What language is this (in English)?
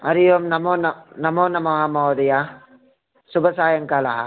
Sanskrit